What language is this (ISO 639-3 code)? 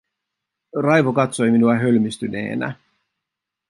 fin